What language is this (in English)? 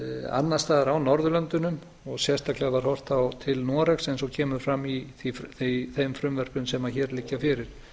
Icelandic